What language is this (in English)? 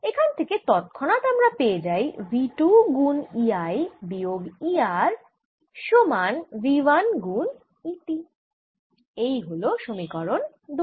Bangla